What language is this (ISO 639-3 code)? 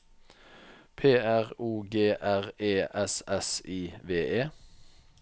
nor